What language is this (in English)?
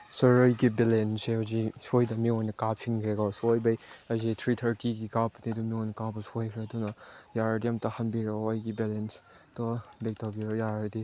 Manipuri